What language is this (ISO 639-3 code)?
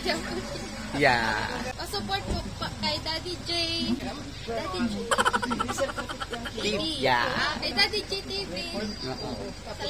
fil